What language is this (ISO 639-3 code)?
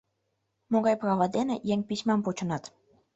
chm